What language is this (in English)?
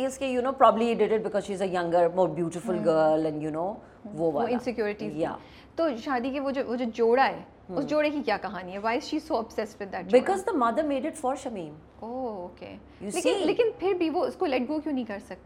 Urdu